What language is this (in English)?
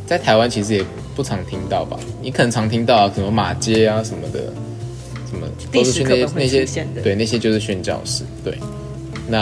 Chinese